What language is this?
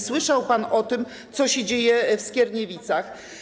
Polish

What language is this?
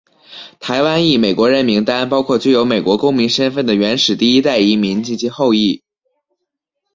Chinese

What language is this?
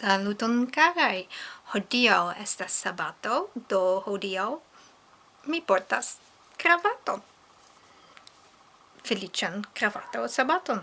Esperanto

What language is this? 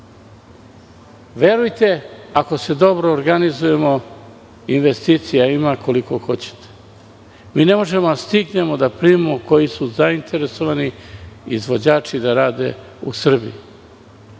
Serbian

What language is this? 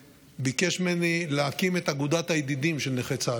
Hebrew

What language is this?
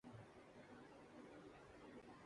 Urdu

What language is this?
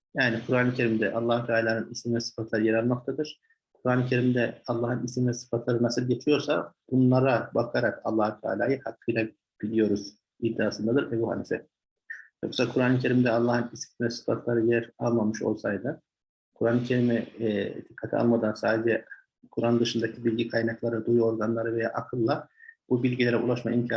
Turkish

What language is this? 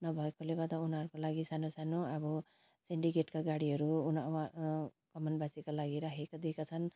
Nepali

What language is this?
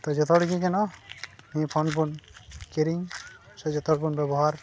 Santali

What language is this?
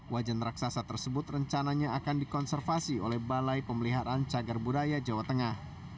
Indonesian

